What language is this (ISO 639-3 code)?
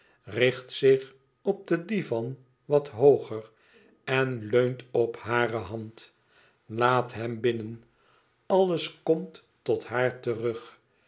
nld